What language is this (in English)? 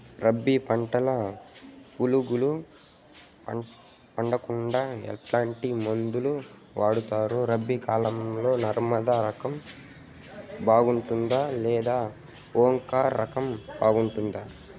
Telugu